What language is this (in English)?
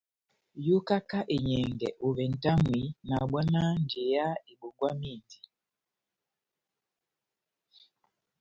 Batanga